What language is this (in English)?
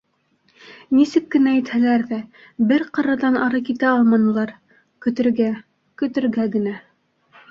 Bashkir